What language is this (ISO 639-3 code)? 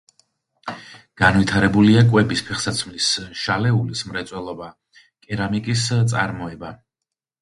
kat